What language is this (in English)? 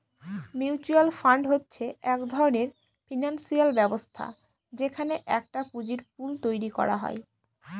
Bangla